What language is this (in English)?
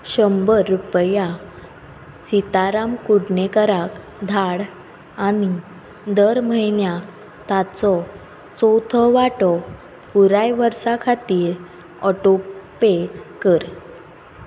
Konkani